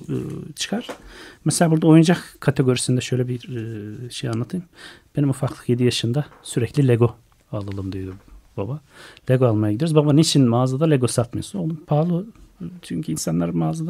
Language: Turkish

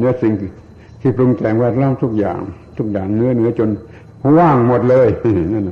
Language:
Thai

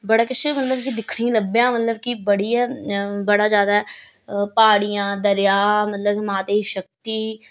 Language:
Dogri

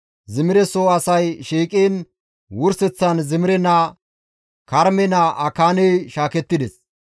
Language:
Gamo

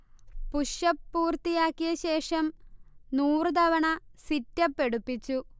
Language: Malayalam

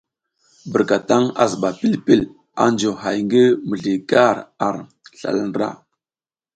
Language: South Giziga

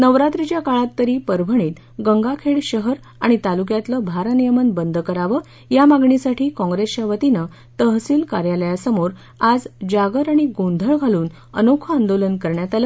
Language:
Marathi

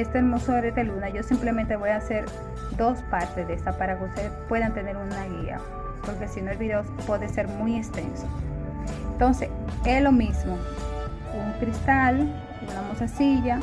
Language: Spanish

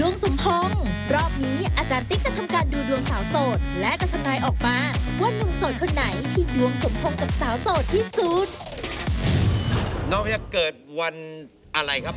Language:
Thai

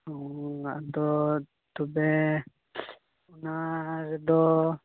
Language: Santali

